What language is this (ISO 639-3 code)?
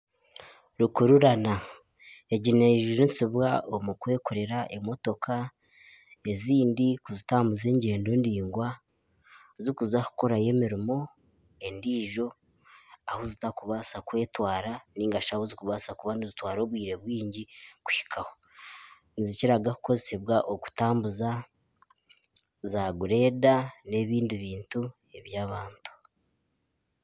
nyn